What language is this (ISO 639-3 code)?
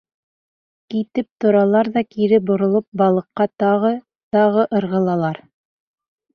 bak